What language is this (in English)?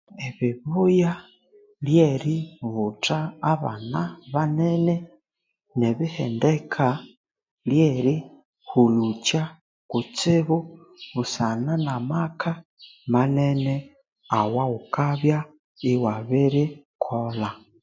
Konzo